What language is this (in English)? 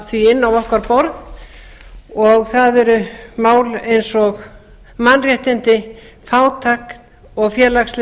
Icelandic